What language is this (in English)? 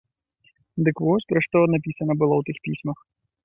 Belarusian